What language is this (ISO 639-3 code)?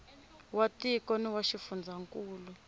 tso